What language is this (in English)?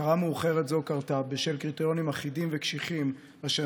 Hebrew